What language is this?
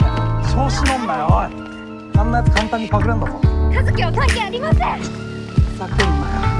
Japanese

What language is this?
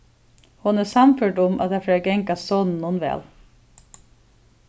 Faroese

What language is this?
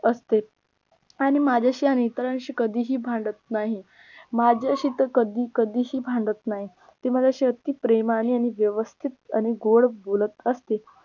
Marathi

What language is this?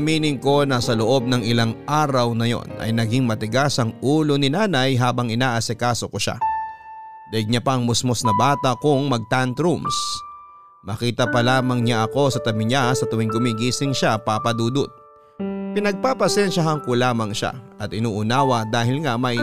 Filipino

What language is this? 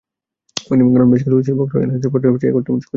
Bangla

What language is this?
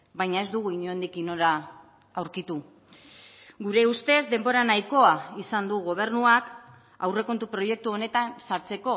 Basque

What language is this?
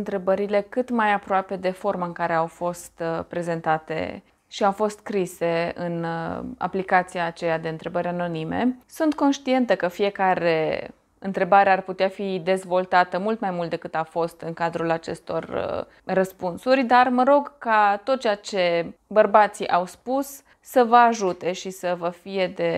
Romanian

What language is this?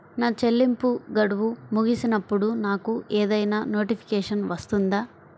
Telugu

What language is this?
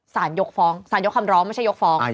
Thai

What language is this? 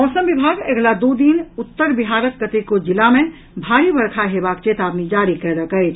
Maithili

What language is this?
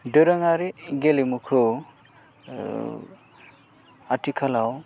Bodo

